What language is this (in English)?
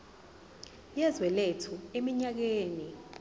Zulu